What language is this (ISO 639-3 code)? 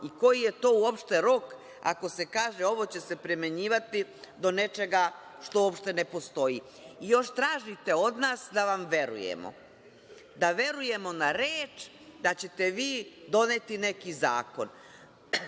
srp